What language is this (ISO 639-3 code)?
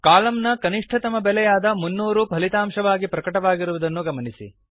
kan